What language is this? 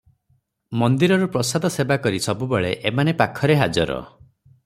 Odia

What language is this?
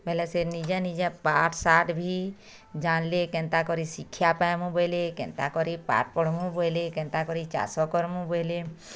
Odia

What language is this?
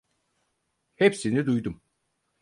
Turkish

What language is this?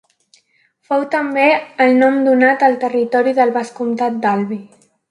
Catalan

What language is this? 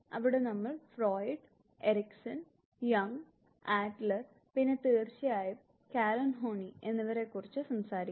Malayalam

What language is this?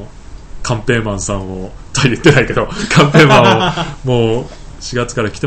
Japanese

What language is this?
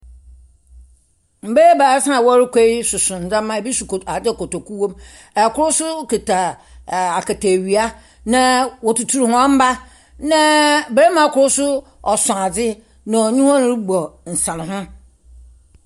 Akan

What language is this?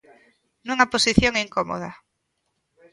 Galician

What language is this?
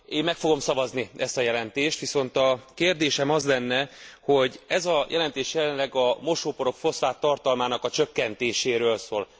Hungarian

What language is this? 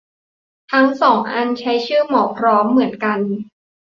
Thai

